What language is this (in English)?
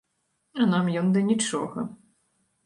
Belarusian